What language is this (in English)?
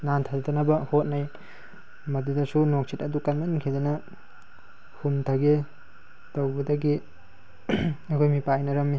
Manipuri